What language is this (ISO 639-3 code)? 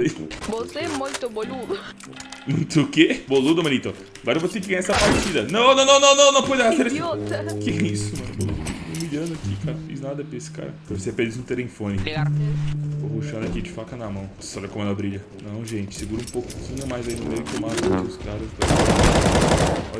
por